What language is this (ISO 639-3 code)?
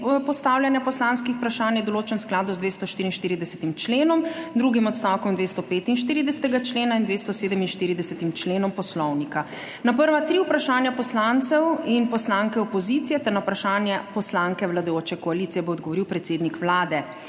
slv